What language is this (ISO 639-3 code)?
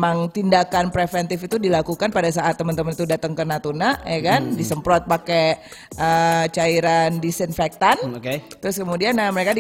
ind